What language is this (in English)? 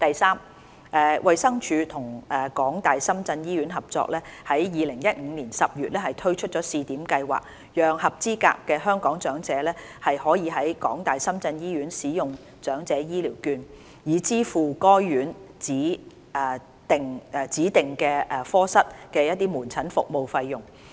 Cantonese